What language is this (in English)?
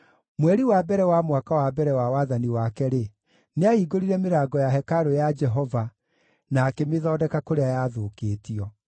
Kikuyu